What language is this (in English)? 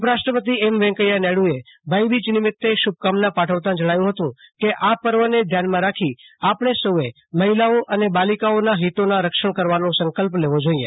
Gujarati